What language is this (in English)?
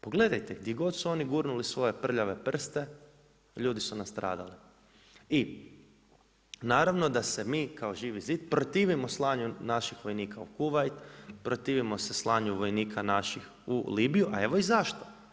Croatian